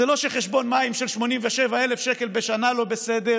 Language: Hebrew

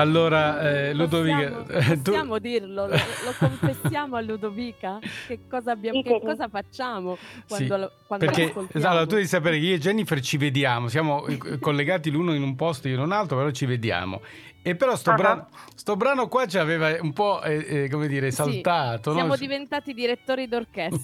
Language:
Italian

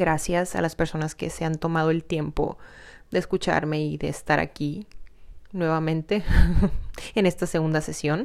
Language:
Spanish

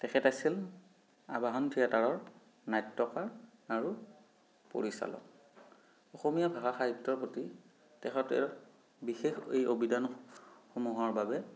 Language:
Assamese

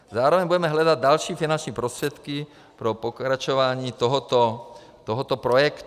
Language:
Czech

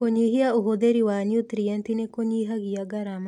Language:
Kikuyu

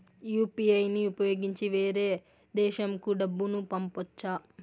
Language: Telugu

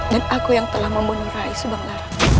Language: Indonesian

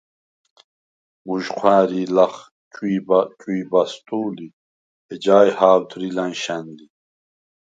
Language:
Svan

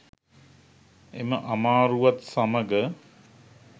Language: Sinhala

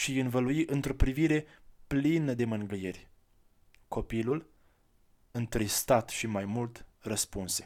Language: Romanian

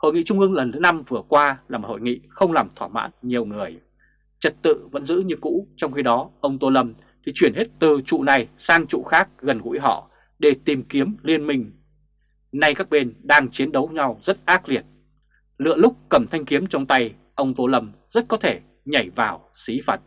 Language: Vietnamese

